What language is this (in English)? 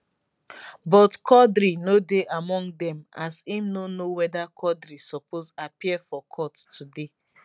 Nigerian Pidgin